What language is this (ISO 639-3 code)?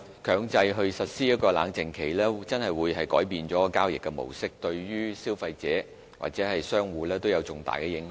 yue